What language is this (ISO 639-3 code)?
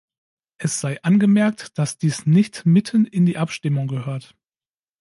deu